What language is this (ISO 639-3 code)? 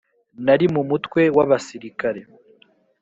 kin